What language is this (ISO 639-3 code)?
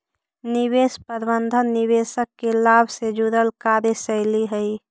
mag